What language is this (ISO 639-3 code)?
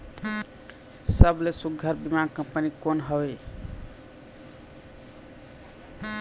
hne